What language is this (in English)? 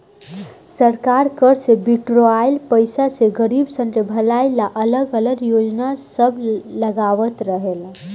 Bhojpuri